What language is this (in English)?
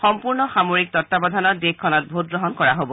Assamese